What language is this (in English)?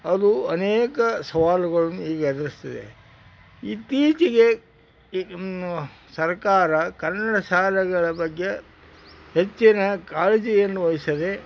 Kannada